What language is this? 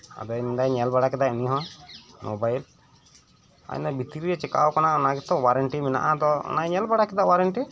Santali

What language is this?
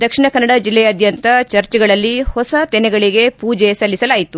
Kannada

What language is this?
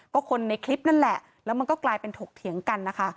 Thai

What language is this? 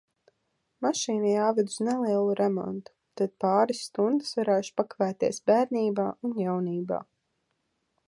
Latvian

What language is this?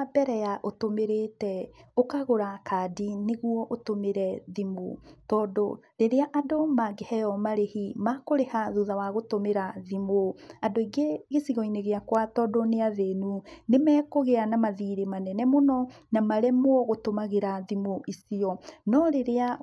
Kikuyu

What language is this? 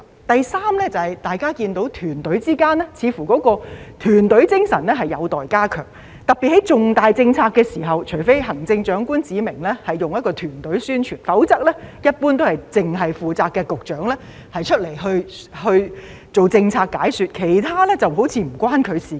Cantonese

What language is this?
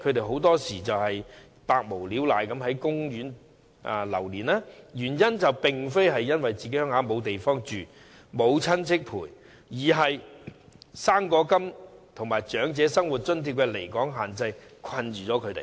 Cantonese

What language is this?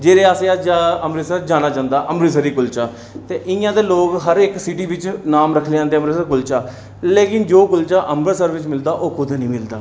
Dogri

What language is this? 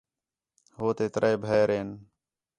Khetrani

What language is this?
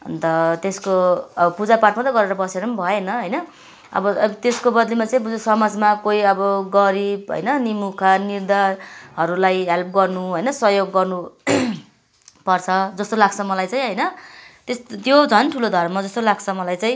Nepali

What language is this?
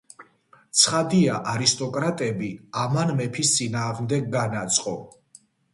Georgian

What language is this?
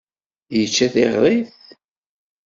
Kabyle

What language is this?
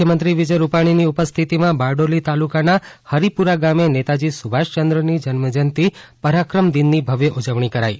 Gujarati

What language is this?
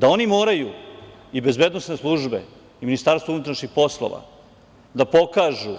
Serbian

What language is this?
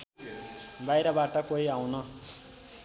Nepali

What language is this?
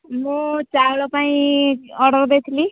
Odia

